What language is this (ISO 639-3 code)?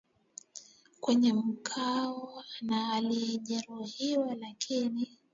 swa